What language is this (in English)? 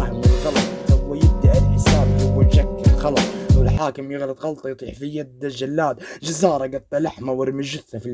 Arabic